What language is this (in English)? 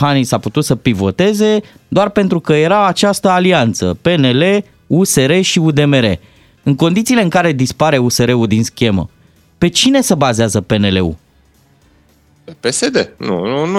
Romanian